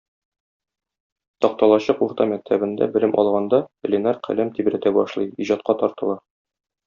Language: Tatar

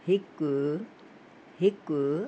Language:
Sindhi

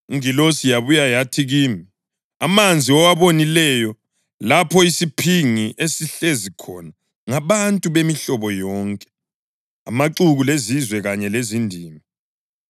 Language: North Ndebele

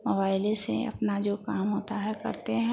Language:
Hindi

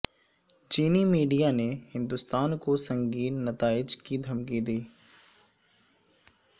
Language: Urdu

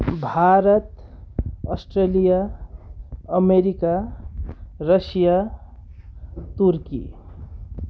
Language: Nepali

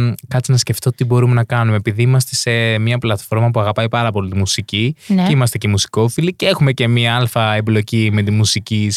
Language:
Greek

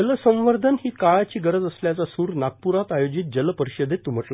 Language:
Marathi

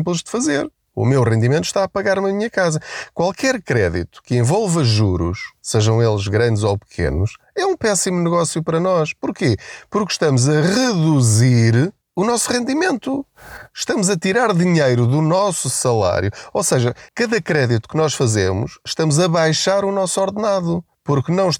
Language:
Portuguese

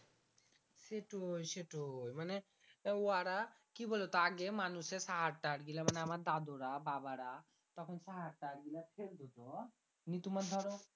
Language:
Bangla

